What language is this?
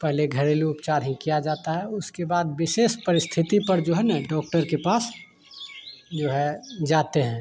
Hindi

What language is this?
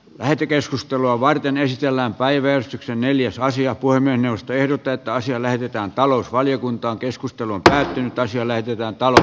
Finnish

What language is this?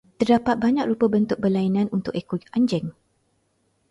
Malay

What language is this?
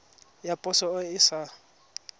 Tswana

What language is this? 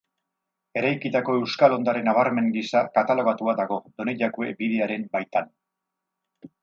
Basque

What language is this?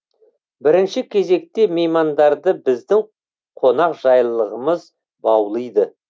Kazakh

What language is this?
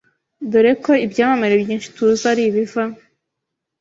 Kinyarwanda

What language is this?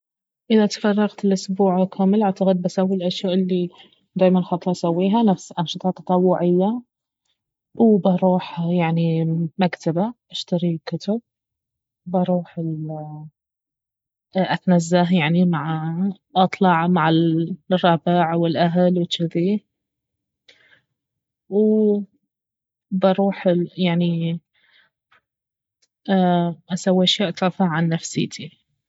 Baharna Arabic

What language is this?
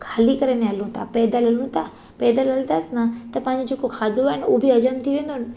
Sindhi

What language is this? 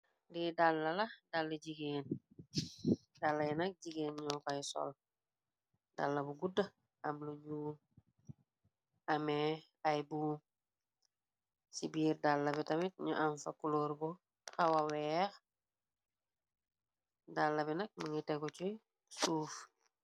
Wolof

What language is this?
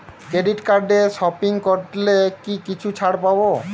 Bangla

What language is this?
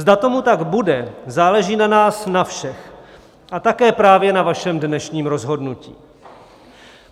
Czech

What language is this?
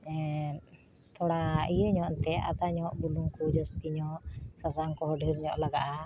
Santali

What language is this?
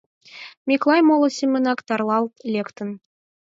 Mari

